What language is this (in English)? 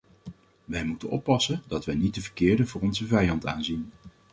Dutch